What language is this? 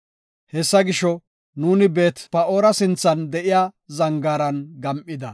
Gofa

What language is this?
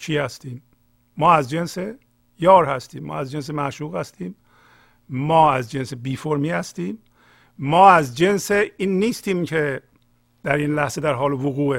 Persian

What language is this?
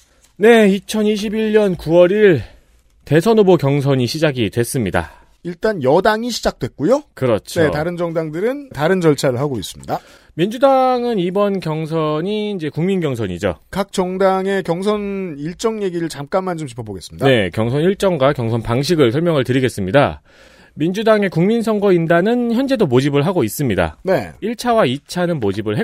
Korean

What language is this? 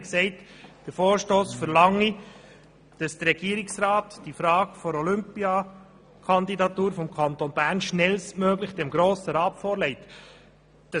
Swiss German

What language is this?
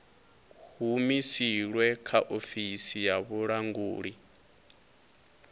Venda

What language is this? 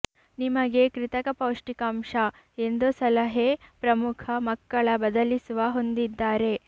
Kannada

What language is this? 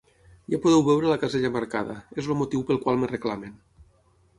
Catalan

